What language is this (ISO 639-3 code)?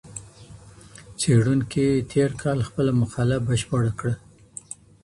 pus